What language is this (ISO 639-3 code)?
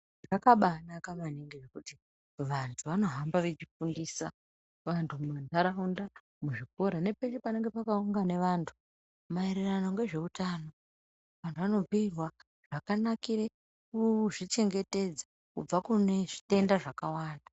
ndc